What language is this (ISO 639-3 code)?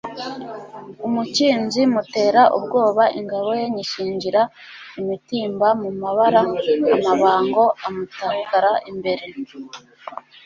kin